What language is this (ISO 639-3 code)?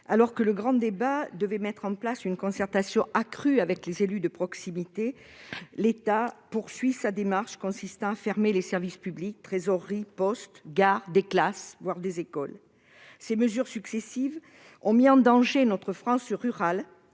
fra